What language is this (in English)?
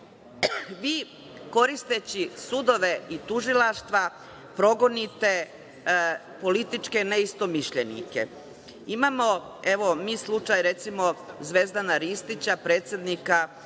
Serbian